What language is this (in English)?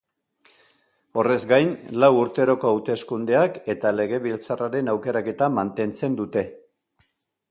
Basque